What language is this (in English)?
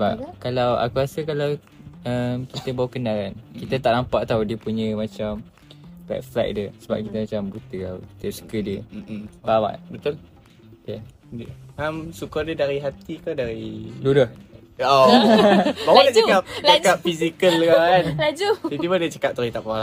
Malay